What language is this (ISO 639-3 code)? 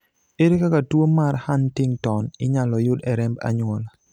luo